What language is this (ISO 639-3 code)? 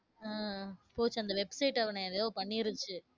tam